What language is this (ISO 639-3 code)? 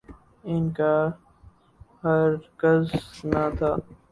urd